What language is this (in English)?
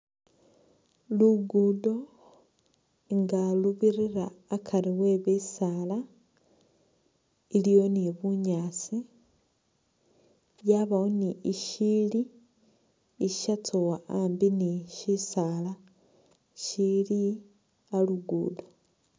Masaaba